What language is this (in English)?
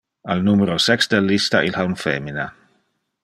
Interlingua